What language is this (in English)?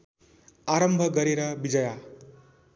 Nepali